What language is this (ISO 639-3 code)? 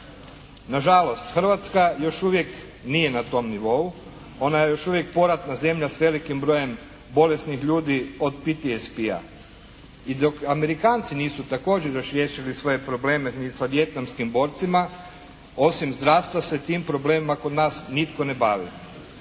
hrv